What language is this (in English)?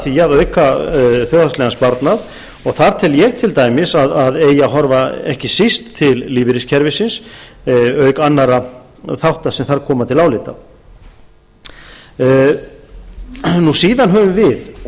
Icelandic